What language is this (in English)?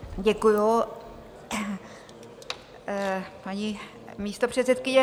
Czech